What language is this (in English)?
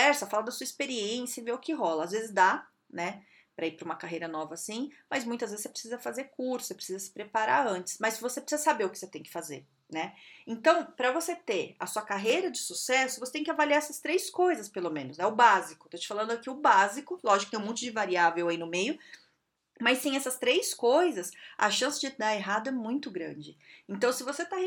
Portuguese